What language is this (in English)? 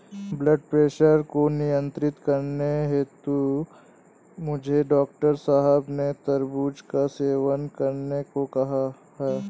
Hindi